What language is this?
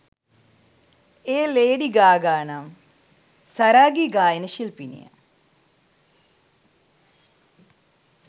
Sinhala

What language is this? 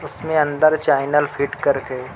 Urdu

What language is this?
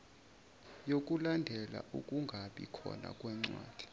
Zulu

